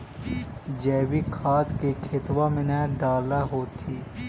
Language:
Magahi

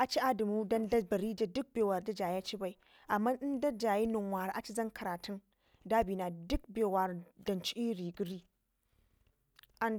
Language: Ngizim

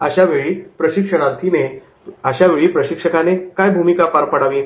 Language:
Marathi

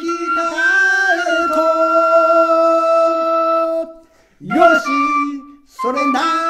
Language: Japanese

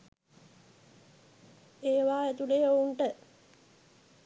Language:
Sinhala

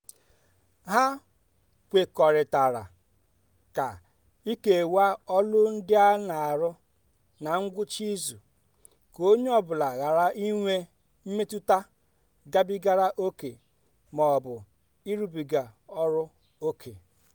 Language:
Igbo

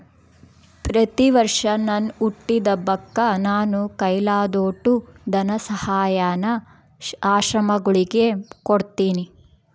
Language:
Kannada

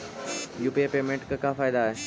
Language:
Magahi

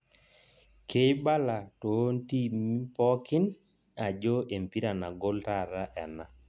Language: Masai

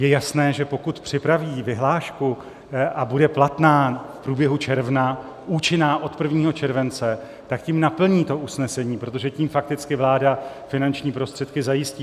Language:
Czech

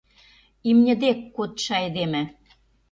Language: Mari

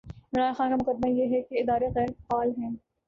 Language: Urdu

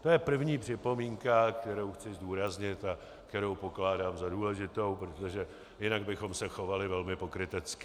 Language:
Czech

